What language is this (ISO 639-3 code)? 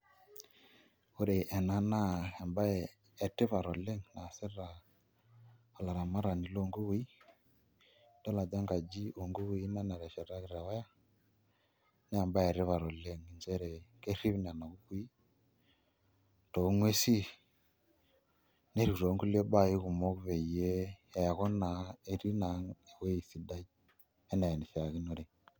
mas